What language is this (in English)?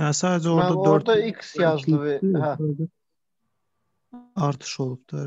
Turkish